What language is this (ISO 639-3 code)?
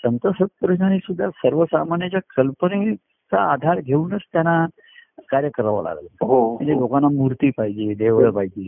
mar